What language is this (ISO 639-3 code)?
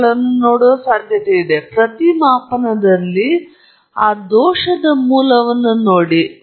kan